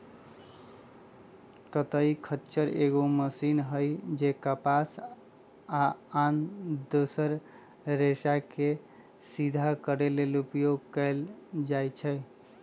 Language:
Magahi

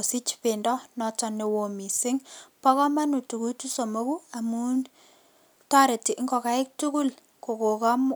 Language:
Kalenjin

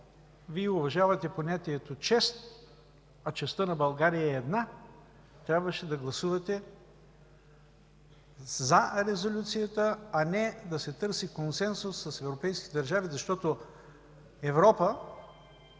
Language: Bulgarian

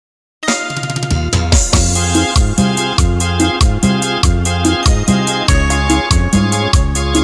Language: Indonesian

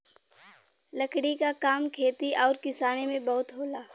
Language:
Bhojpuri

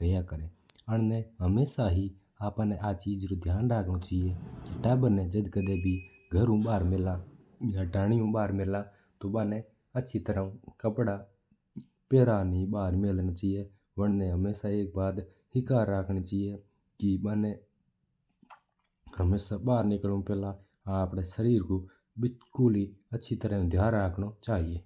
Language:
Mewari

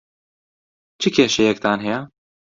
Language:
Central Kurdish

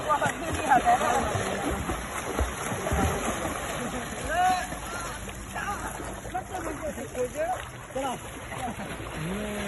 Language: Arabic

